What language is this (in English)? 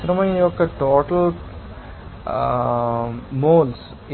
Telugu